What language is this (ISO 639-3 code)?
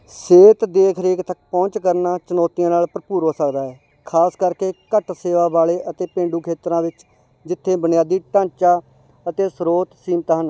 pan